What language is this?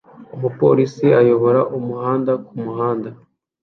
Kinyarwanda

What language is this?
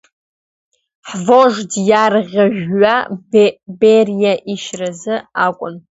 Abkhazian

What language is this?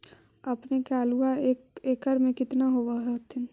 Magahi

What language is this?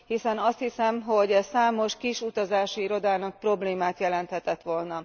Hungarian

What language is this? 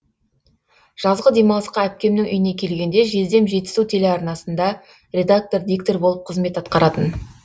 Kazakh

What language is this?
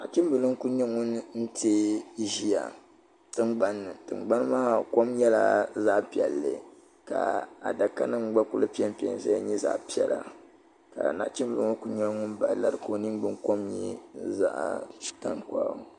Dagbani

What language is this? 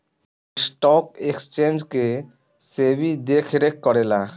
Bhojpuri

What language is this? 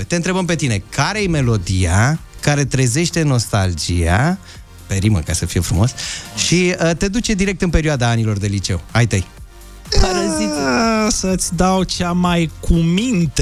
Romanian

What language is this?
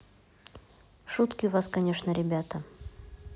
Russian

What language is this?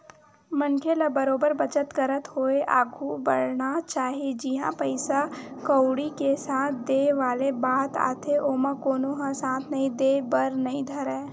Chhattisgarhi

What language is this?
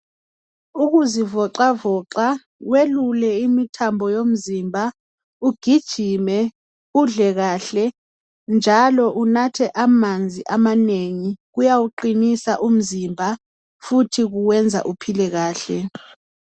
North Ndebele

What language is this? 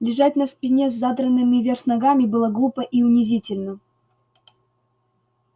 Russian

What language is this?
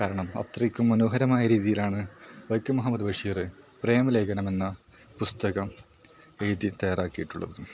Malayalam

